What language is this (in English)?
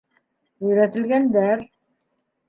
Bashkir